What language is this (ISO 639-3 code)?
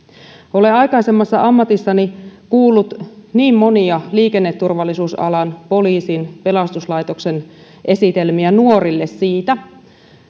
fin